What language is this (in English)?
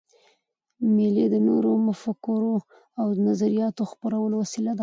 Pashto